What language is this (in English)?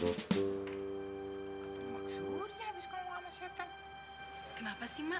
Indonesian